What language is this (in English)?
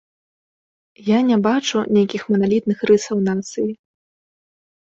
Belarusian